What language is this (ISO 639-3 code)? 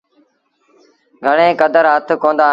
sbn